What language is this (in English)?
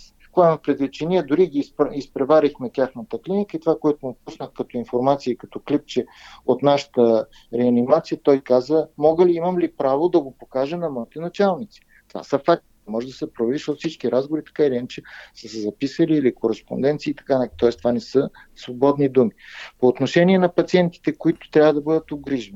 Bulgarian